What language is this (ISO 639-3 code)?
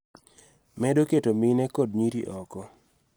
luo